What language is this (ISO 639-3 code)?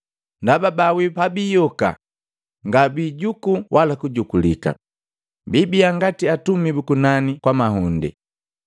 mgv